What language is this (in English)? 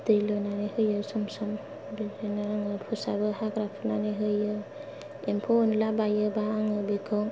Bodo